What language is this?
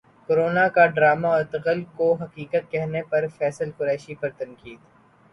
Urdu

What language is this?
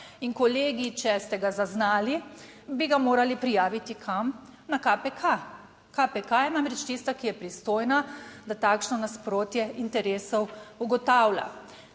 Slovenian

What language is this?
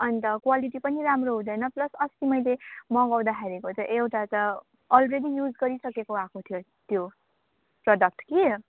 Nepali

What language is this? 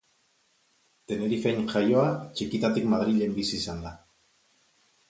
Basque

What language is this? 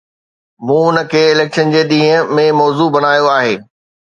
Sindhi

